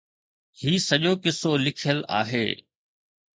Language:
Sindhi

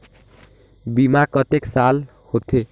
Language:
Chhattisgarhi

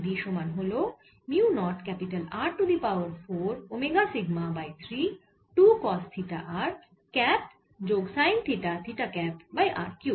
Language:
Bangla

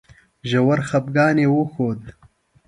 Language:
Pashto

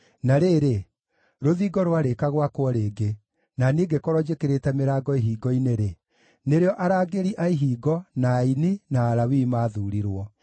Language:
Kikuyu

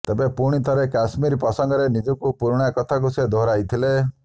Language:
Odia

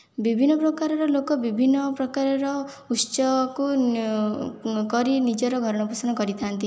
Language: Odia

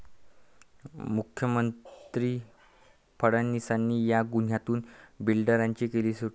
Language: Marathi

